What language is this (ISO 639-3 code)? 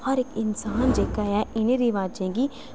doi